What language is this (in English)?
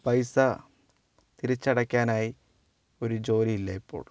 Malayalam